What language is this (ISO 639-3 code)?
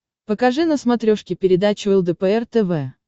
rus